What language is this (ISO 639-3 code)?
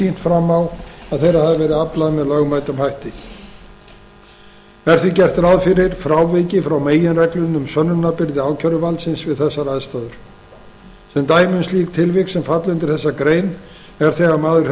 isl